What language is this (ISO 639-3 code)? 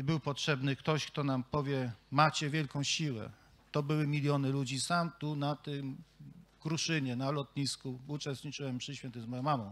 pol